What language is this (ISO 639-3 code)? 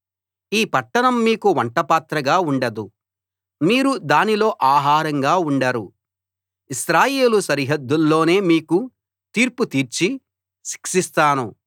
tel